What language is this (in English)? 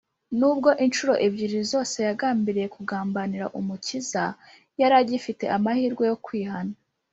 Kinyarwanda